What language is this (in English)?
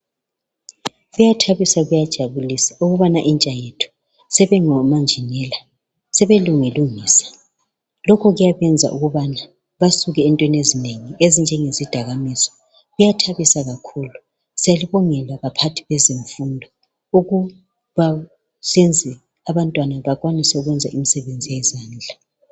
North Ndebele